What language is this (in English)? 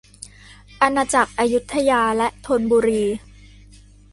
Thai